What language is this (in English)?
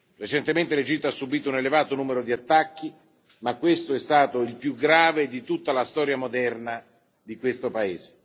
Italian